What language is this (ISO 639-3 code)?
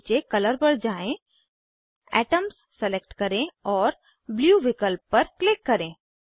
hin